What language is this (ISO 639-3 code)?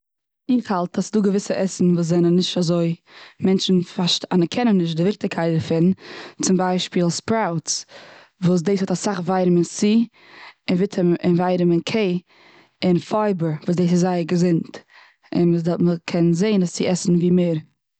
yid